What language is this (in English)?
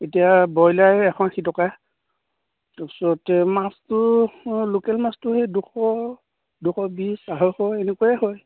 Assamese